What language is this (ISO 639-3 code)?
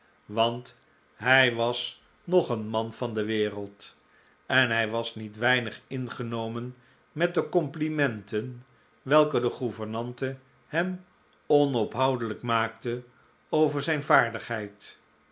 nld